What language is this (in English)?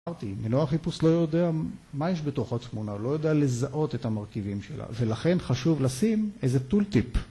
Hebrew